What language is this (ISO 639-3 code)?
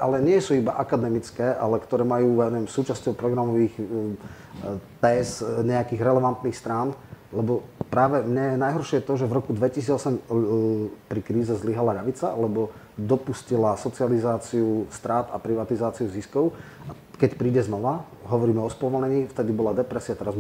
slk